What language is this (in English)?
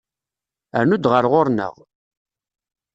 Kabyle